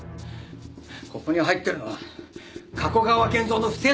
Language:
Japanese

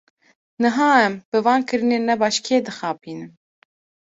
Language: Kurdish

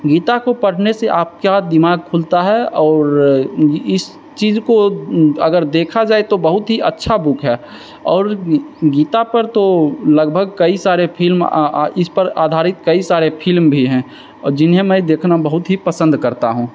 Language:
Hindi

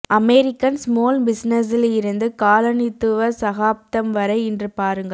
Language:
Tamil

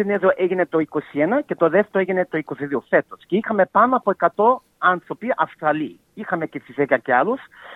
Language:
Greek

